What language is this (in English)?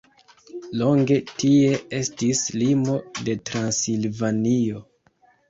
Esperanto